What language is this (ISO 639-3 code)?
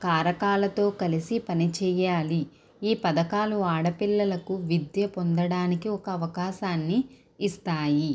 tel